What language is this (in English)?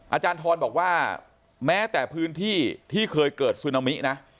Thai